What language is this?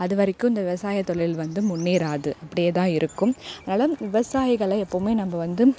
Tamil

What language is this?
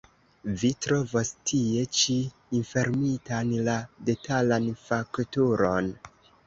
Esperanto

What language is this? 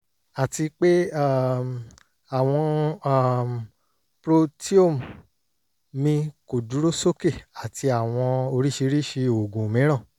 Yoruba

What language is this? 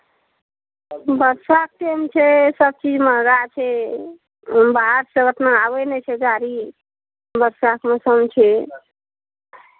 Maithili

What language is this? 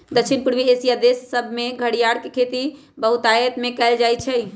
Magahi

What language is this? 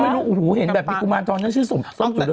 Thai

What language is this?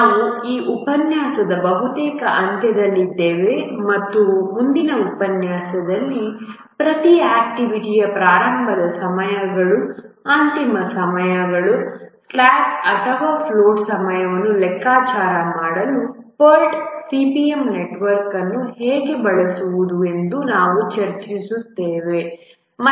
Kannada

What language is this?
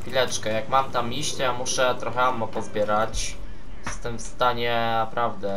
Polish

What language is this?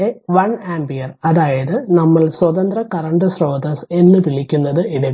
Malayalam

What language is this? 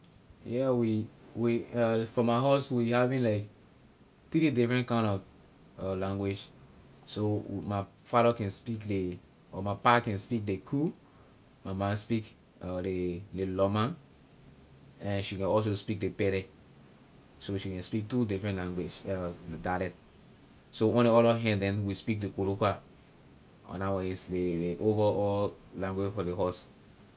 Liberian English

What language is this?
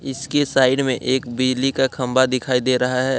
Hindi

